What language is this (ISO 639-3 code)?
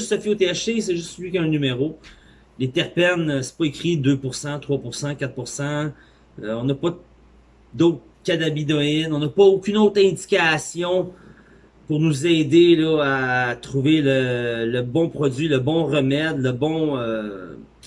fra